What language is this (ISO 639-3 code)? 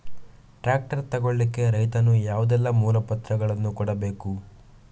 kan